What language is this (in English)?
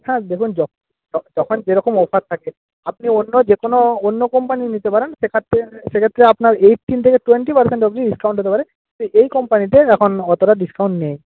Bangla